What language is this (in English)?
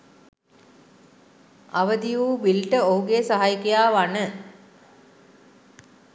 Sinhala